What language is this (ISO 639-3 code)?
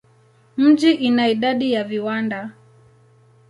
swa